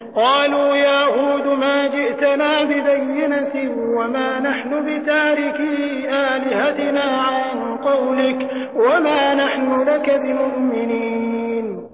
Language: Arabic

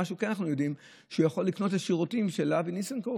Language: Hebrew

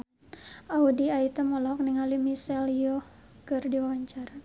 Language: Sundanese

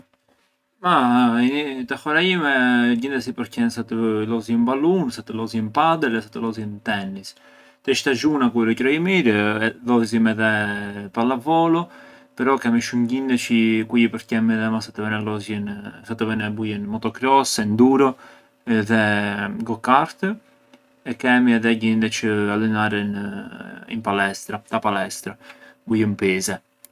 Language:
Arbëreshë Albanian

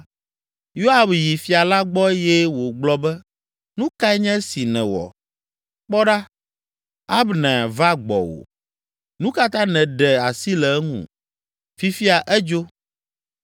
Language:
Ewe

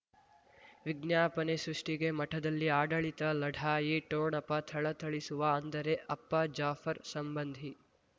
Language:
Kannada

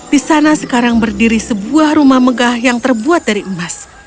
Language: Indonesian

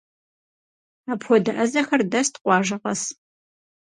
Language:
Kabardian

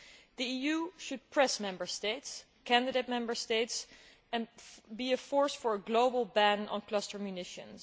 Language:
English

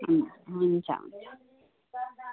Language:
Nepali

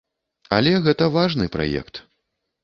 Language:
Belarusian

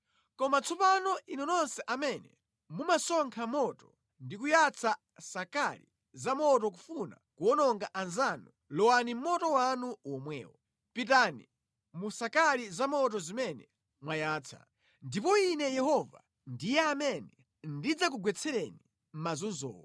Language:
Nyanja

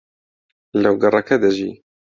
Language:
Central Kurdish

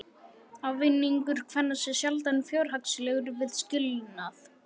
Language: Icelandic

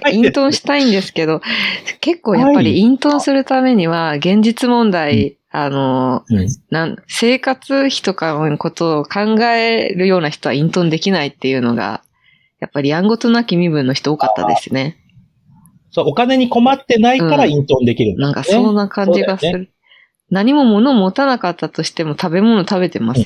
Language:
Japanese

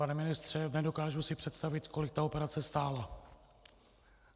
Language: Czech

